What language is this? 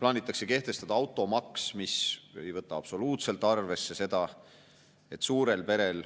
Estonian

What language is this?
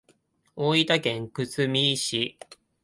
Japanese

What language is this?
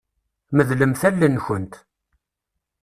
Kabyle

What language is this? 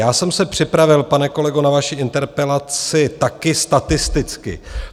Czech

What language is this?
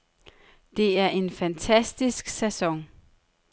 Danish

